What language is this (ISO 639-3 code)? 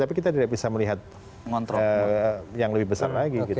ind